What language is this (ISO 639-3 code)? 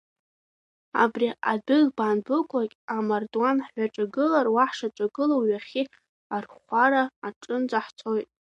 abk